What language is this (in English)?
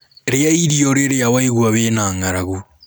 Kikuyu